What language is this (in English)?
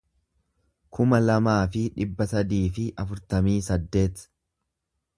Oromo